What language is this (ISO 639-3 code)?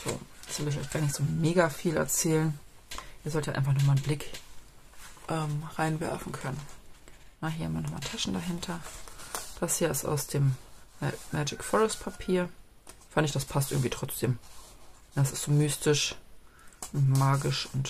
deu